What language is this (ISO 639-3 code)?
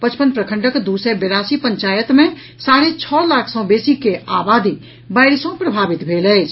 mai